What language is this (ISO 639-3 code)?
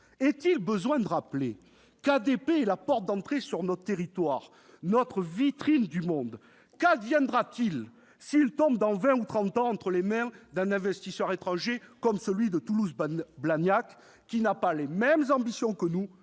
fra